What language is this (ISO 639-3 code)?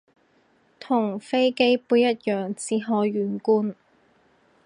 yue